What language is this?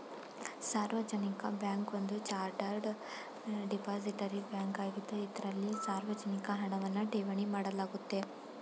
Kannada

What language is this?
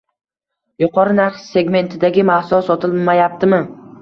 Uzbek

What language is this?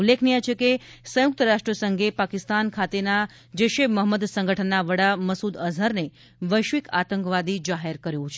Gujarati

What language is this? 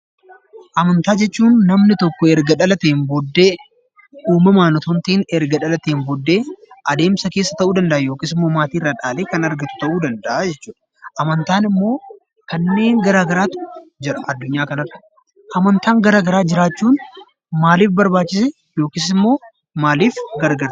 Oromo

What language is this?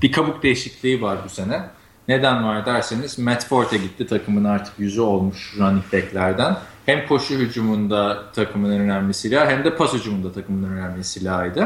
Turkish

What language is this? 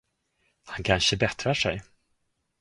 Swedish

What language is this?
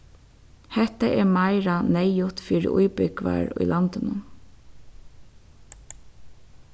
Faroese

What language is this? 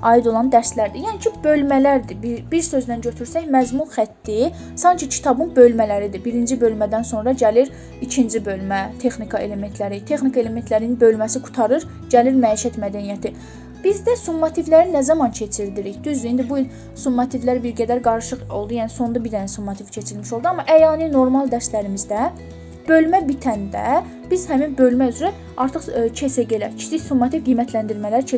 Turkish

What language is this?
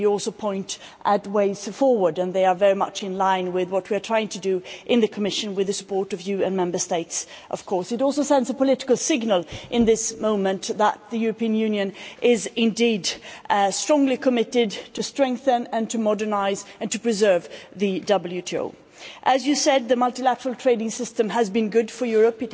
English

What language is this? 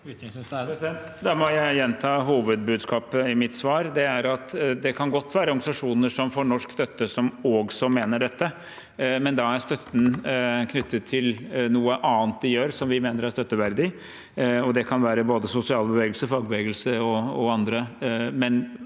Norwegian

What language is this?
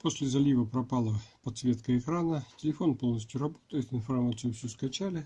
Russian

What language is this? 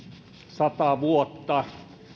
Finnish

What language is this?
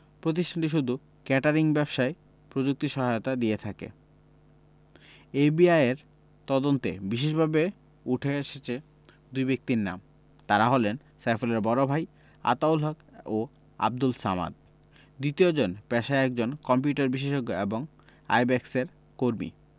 Bangla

